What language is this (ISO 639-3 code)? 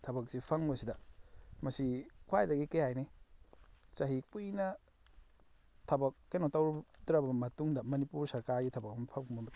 mni